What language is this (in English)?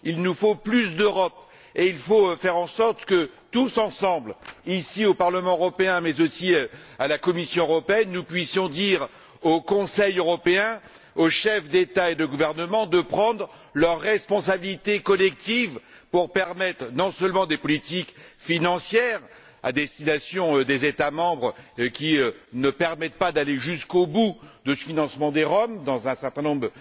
French